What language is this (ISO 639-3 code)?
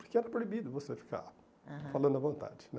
por